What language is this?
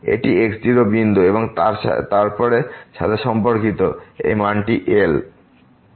Bangla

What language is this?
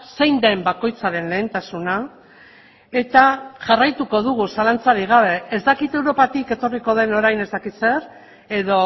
Basque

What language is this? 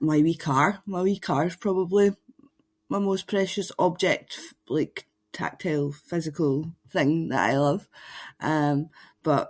Scots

